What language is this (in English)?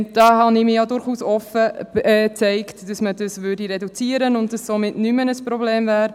Swiss German